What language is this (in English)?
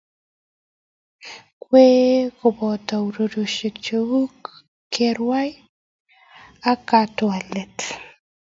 Kalenjin